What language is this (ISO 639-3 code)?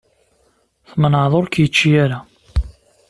kab